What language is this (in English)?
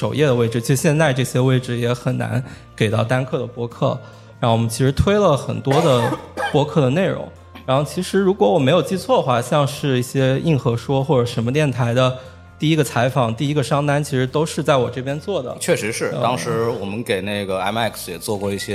Chinese